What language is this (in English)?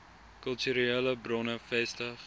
Afrikaans